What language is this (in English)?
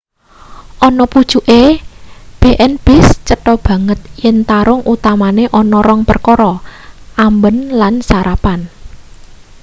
Javanese